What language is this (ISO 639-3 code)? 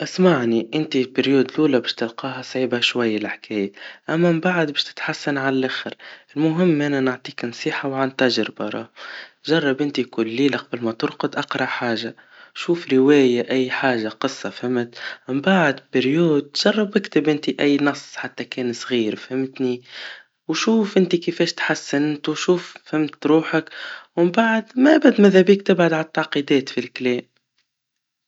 aeb